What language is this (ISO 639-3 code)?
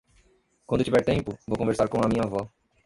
por